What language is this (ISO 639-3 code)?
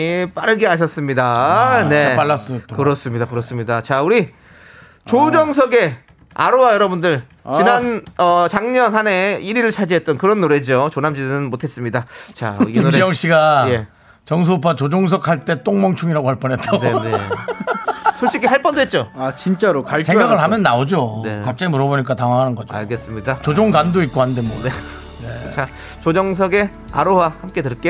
kor